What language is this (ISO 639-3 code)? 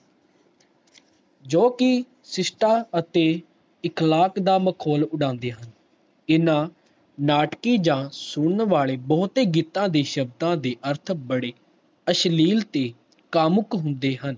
pan